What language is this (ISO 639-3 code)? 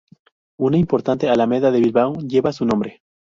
spa